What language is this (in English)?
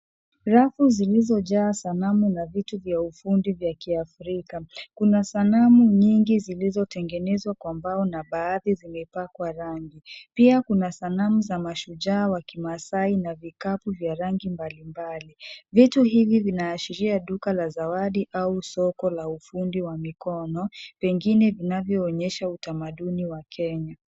Swahili